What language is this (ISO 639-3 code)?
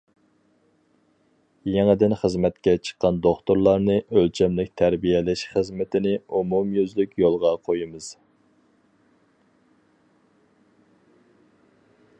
uig